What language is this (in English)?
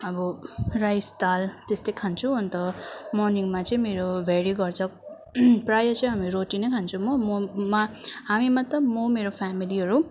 Nepali